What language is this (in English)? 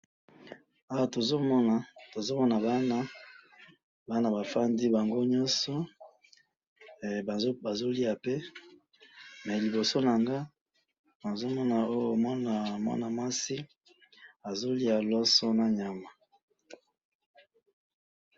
Lingala